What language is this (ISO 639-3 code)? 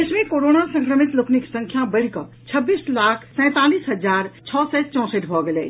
mai